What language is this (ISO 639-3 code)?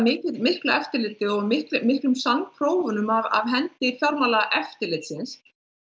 isl